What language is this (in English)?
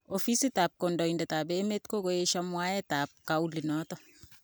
Kalenjin